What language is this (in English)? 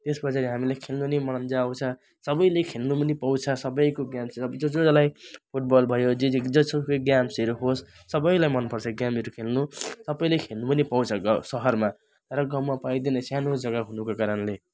Nepali